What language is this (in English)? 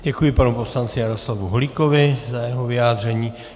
Czech